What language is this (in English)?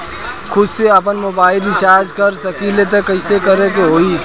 Bhojpuri